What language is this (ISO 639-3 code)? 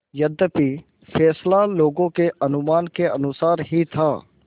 hin